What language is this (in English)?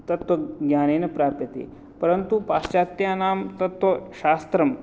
Sanskrit